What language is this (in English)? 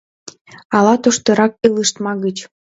Mari